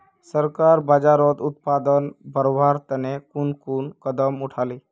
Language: Magahi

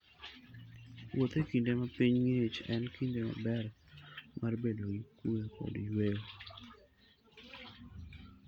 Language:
Luo (Kenya and Tanzania)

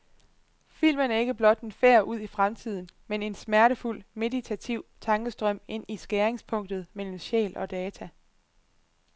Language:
Danish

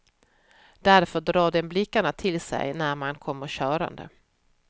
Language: Swedish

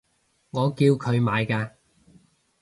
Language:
Cantonese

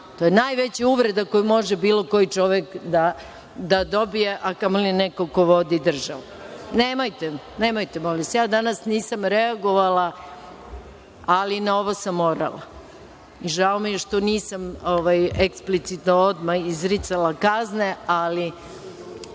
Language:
Serbian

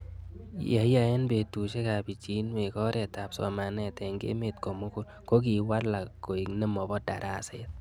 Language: Kalenjin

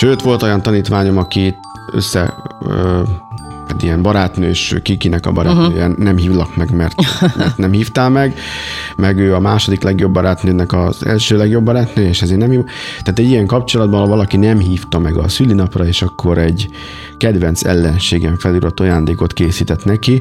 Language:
Hungarian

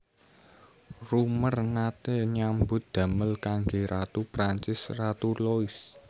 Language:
Javanese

